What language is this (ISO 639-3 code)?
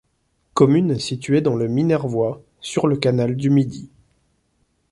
fra